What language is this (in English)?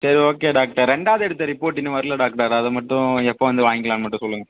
Tamil